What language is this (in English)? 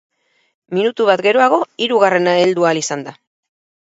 Basque